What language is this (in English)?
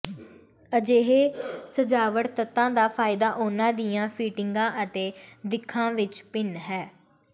Punjabi